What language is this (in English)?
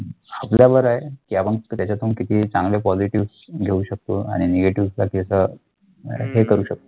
Marathi